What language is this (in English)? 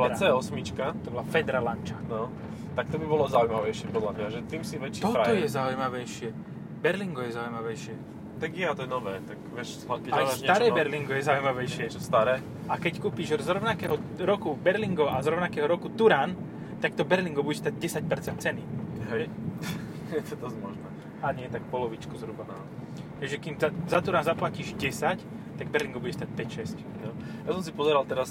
Slovak